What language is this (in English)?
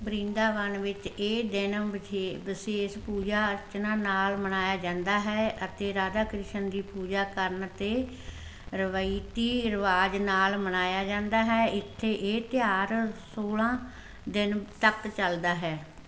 Punjabi